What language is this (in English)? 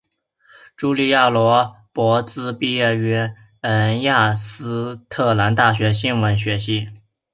Chinese